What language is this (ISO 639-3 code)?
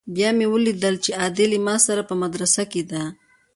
pus